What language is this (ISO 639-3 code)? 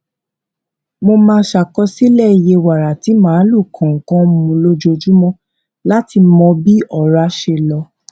yor